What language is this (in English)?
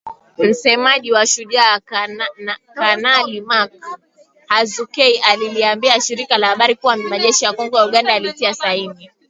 Swahili